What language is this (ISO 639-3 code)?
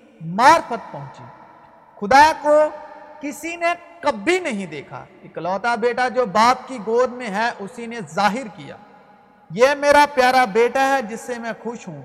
urd